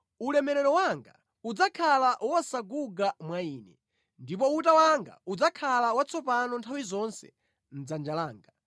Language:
Nyanja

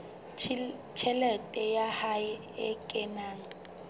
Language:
Southern Sotho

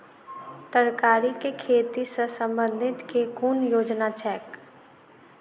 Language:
Maithili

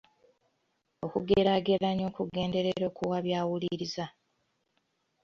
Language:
Ganda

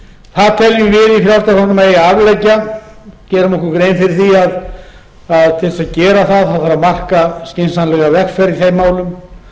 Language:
Icelandic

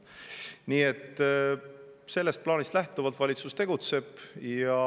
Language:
Estonian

